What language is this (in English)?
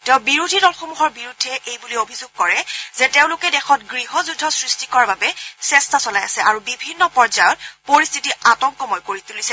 Assamese